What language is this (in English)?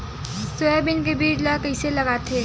Chhattisgarhi